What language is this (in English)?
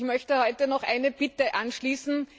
German